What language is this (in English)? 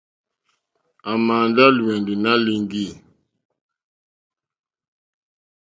Mokpwe